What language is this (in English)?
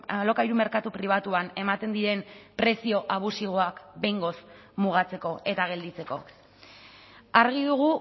Basque